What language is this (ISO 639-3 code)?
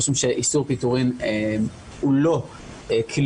heb